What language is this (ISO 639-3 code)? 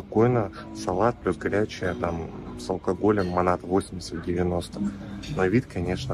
rus